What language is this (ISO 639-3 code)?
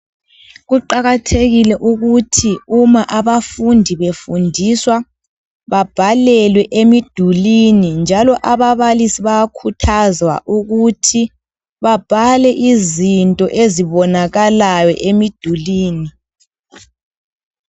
nde